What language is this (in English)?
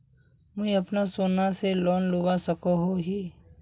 Magahi